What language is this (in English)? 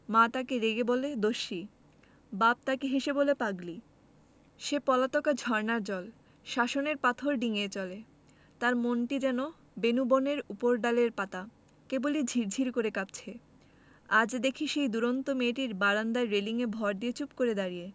Bangla